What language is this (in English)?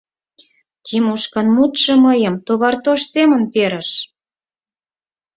Mari